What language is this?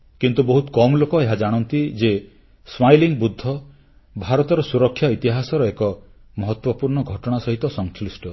Odia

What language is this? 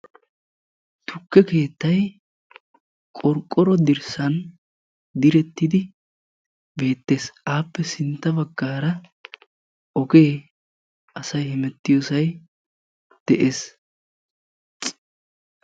Wolaytta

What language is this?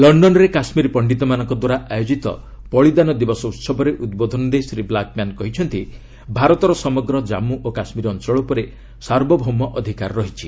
Odia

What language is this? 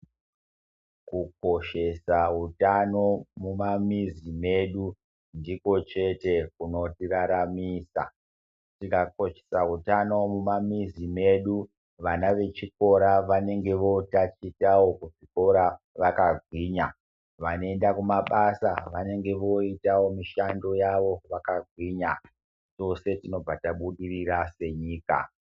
Ndau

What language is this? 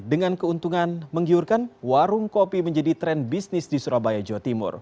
Indonesian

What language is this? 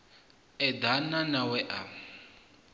Venda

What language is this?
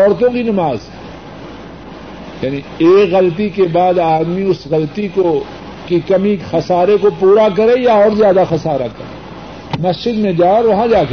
Urdu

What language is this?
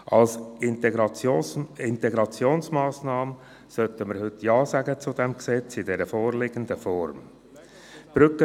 Swiss German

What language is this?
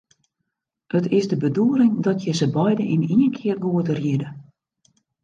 Western Frisian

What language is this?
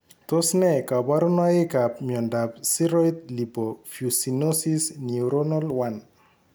Kalenjin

